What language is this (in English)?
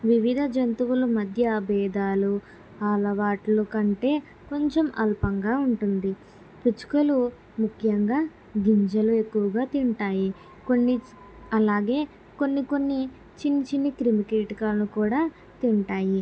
Telugu